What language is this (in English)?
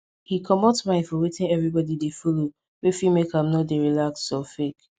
Nigerian Pidgin